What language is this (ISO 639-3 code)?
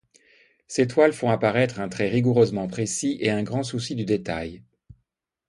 fra